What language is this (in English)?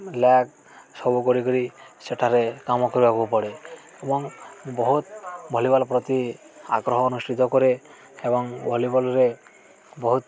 Odia